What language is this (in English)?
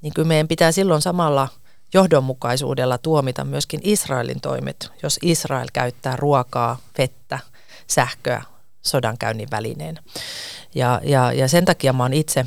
Finnish